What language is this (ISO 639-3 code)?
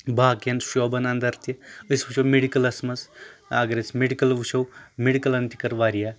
kas